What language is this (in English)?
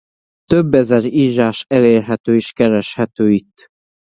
Hungarian